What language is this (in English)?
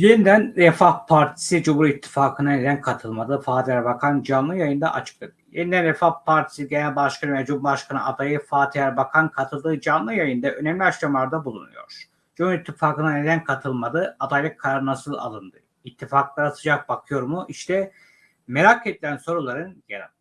Turkish